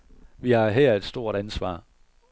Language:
Danish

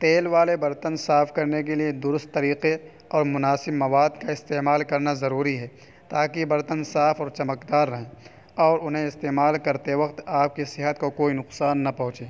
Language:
Urdu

